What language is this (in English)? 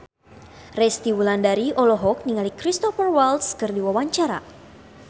Sundanese